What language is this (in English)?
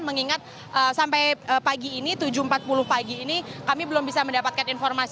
Indonesian